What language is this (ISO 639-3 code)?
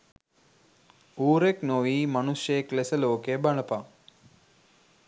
sin